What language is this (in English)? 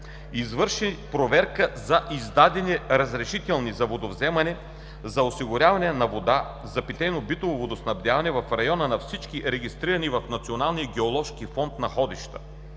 Bulgarian